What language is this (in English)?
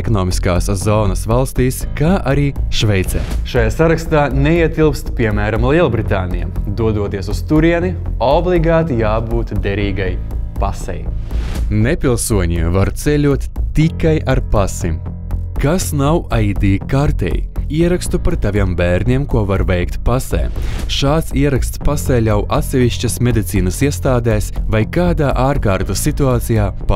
Latvian